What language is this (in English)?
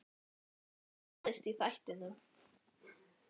Icelandic